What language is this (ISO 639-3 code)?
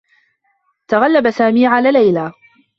ara